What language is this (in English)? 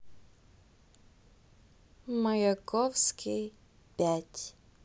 Russian